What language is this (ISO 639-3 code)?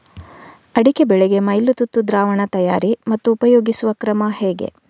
kan